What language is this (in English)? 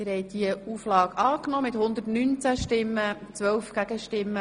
Swiss German